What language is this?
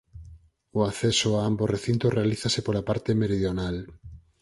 Galician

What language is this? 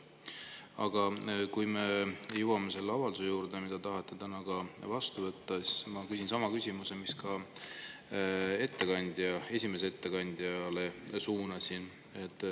Estonian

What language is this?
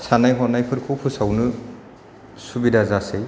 Bodo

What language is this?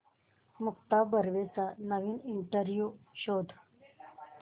Marathi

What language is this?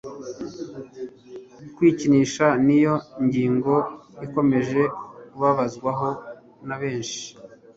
Kinyarwanda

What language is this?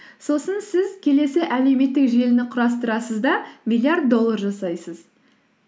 Kazakh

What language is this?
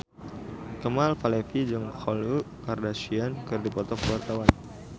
Sundanese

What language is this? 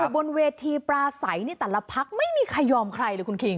Thai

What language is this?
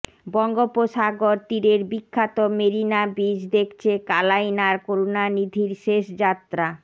Bangla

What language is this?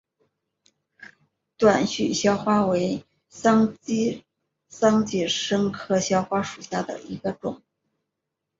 Chinese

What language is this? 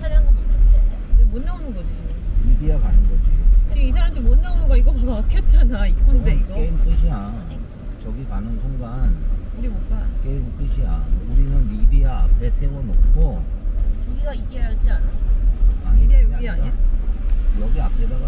Korean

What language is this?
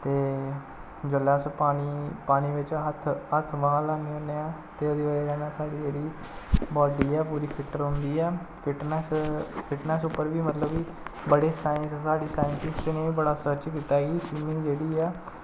Dogri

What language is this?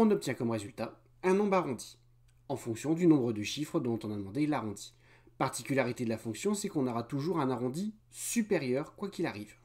French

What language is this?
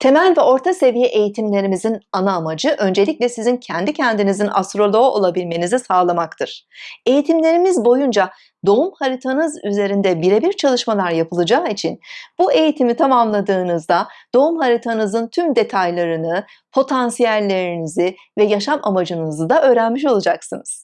Turkish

